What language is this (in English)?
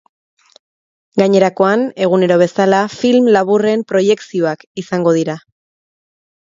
Basque